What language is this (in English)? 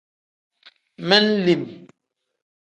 Tem